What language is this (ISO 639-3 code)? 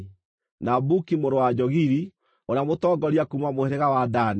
kik